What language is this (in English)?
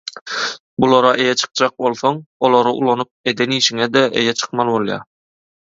Turkmen